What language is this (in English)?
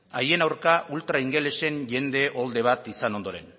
Basque